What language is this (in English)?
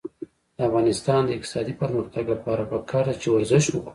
Pashto